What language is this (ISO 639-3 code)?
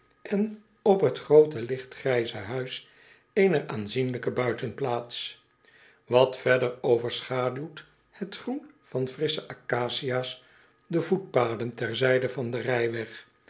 nld